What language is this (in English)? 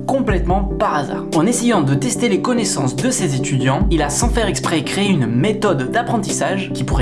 French